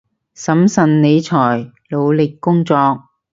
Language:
Cantonese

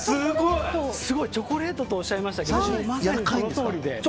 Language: Japanese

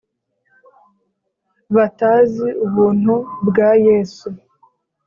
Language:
Kinyarwanda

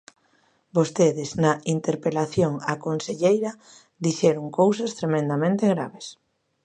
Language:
Galician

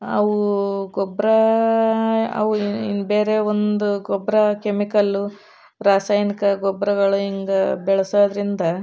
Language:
Kannada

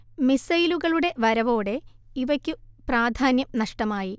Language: Malayalam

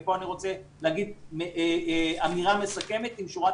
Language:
Hebrew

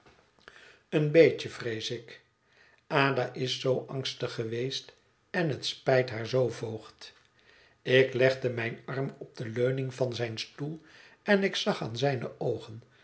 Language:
Dutch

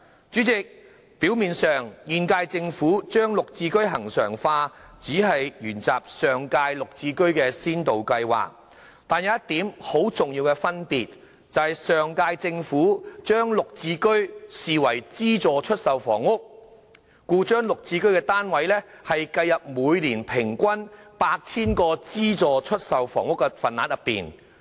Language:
Cantonese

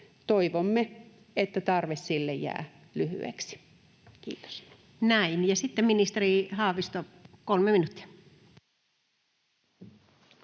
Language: Finnish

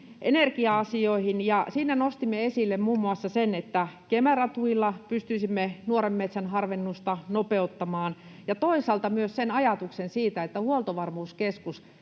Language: Finnish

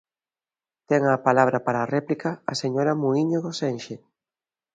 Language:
Galician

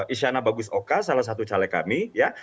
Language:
Indonesian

